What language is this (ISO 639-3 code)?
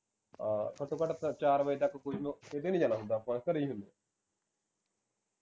pan